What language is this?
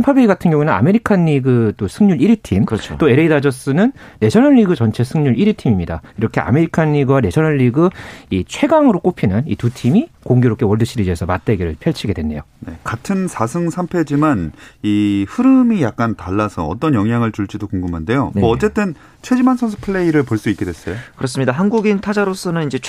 Korean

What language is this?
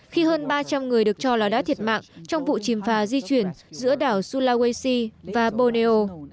Vietnamese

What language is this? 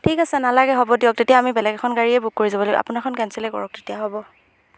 Assamese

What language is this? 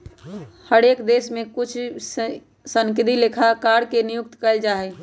Magahi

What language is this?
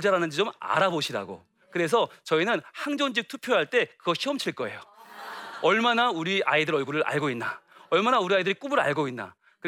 Korean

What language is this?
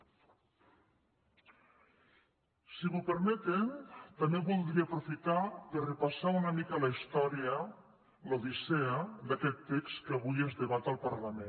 Catalan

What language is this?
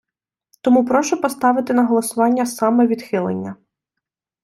Ukrainian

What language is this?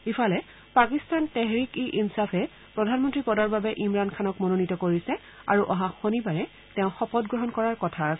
Assamese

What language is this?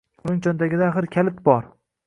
Uzbek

